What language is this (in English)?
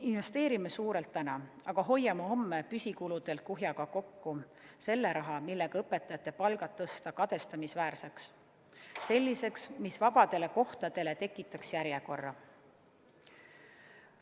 Estonian